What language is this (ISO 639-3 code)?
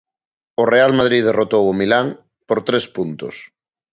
glg